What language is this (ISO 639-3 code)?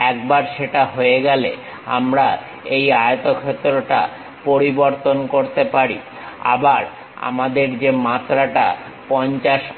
ben